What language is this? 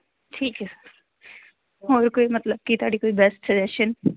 Punjabi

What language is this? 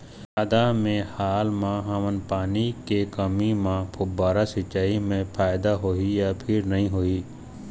Chhattisgarhi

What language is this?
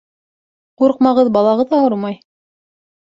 Bashkir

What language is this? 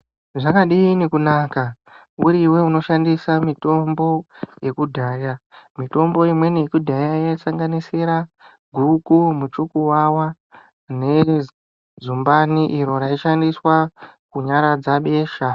Ndau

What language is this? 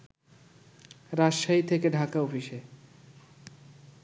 Bangla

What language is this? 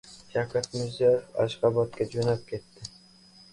Uzbek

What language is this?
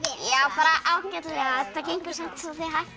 Icelandic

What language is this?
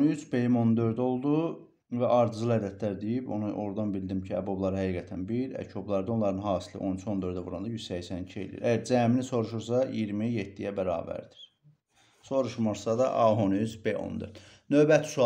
Turkish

